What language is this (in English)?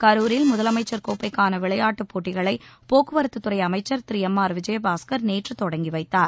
Tamil